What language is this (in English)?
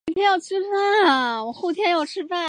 Chinese